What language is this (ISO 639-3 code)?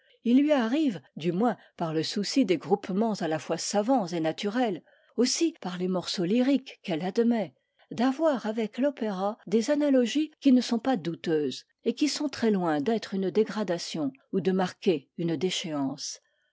fra